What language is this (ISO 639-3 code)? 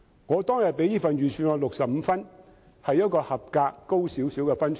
yue